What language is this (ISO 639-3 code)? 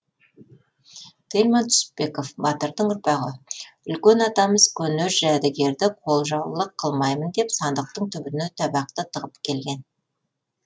kaz